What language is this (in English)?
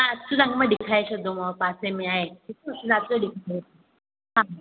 Sindhi